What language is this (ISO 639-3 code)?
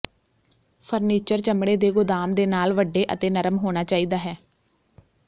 pan